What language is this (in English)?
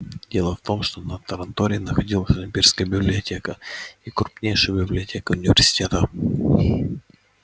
Russian